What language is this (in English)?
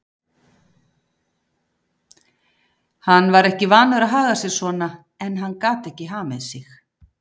Icelandic